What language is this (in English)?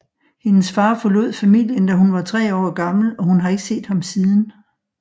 Danish